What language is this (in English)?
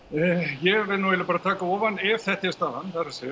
Icelandic